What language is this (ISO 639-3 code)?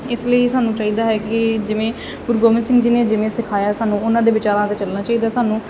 pan